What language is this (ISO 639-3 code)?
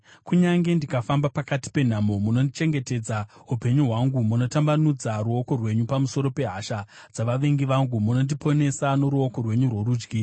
sna